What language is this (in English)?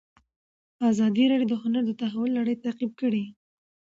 Pashto